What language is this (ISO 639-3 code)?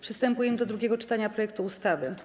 pol